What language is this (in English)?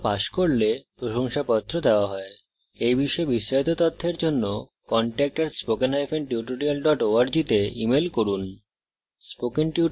Bangla